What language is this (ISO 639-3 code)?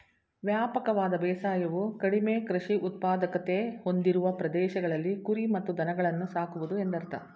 kan